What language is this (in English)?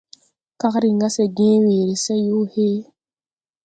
Tupuri